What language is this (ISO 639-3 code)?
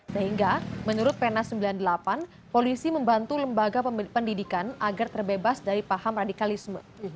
ind